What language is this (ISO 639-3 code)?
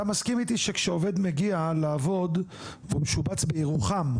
heb